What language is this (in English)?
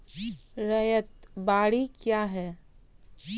Maithili